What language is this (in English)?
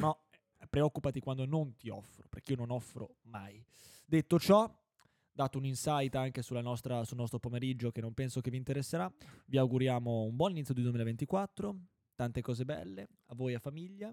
Italian